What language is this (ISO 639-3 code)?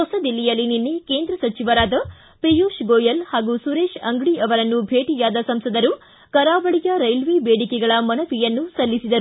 kan